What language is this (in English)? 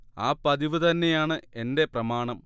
Malayalam